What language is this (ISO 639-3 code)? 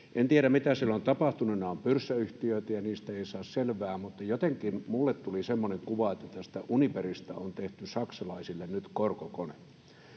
fin